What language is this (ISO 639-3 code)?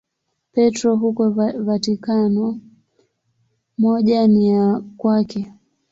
swa